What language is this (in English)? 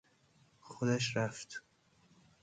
Persian